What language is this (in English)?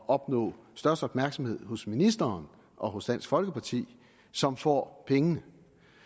Danish